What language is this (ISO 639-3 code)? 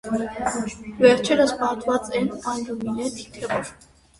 hye